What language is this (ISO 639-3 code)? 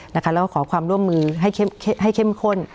tha